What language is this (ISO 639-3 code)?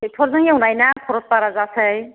brx